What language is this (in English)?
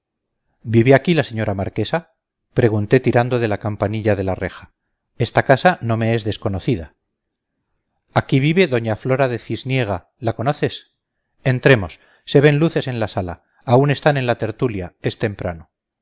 Spanish